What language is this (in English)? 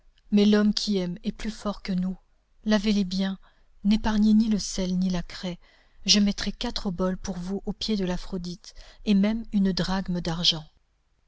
French